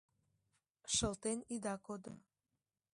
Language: Mari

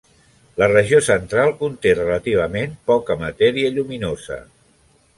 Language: Catalan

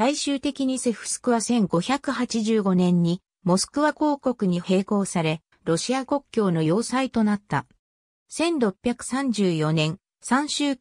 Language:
Japanese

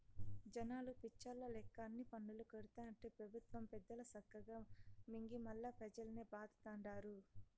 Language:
Telugu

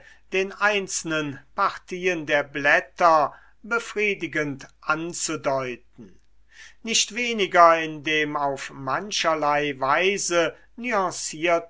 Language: German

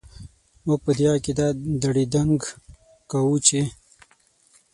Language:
Pashto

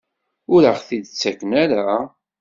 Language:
Kabyle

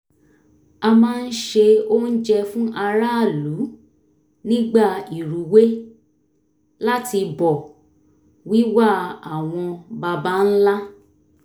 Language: Yoruba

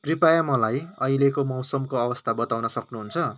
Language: Nepali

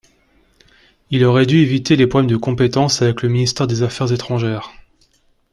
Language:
French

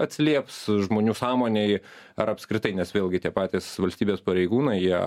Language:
Lithuanian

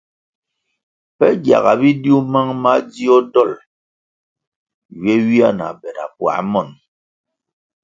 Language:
Kwasio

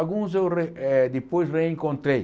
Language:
Portuguese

